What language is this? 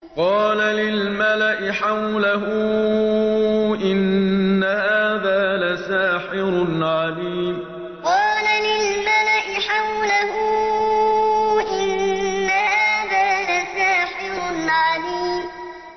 Arabic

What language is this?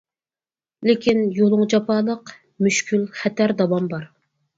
Uyghur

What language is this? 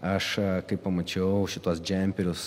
Lithuanian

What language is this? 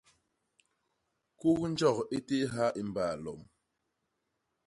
Basaa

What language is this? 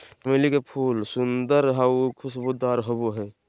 Magahi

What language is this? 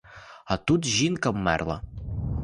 Ukrainian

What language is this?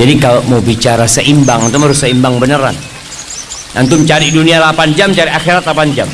Indonesian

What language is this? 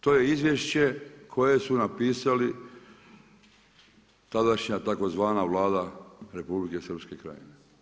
Croatian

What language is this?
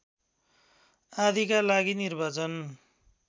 Nepali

